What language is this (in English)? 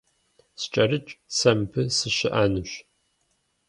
Kabardian